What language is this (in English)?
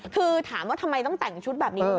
Thai